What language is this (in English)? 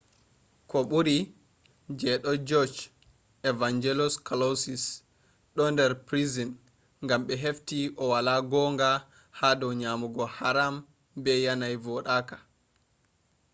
Fula